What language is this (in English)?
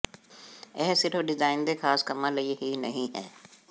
Punjabi